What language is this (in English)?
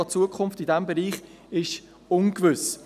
Swiss German